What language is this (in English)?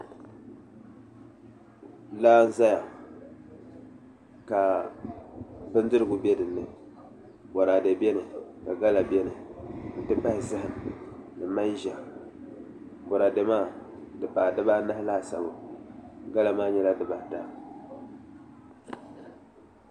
Dagbani